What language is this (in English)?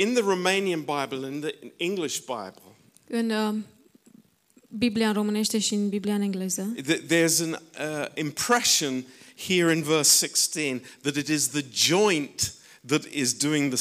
Romanian